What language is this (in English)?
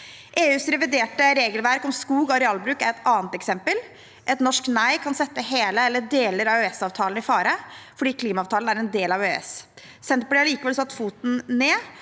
Norwegian